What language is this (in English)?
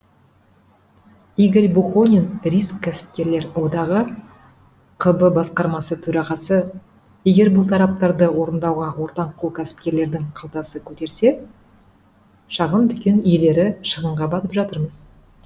Kazakh